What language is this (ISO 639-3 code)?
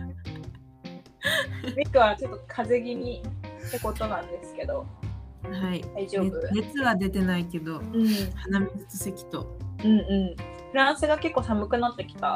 jpn